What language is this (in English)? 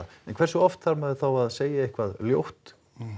Icelandic